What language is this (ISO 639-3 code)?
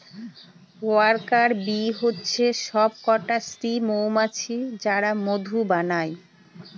ben